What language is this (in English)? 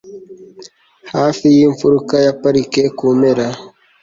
Kinyarwanda